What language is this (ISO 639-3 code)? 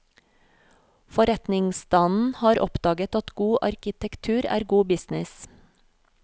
nor